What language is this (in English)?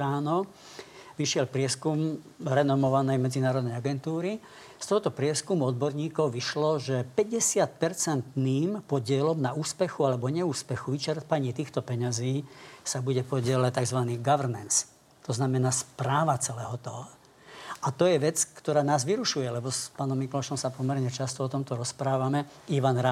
Slovak